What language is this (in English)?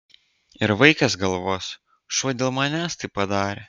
Lithuanian